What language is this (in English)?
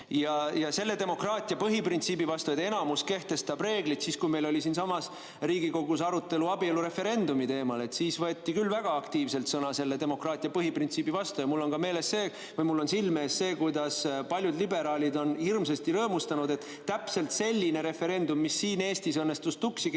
Estonian